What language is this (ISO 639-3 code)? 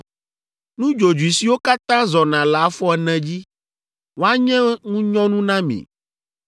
ewe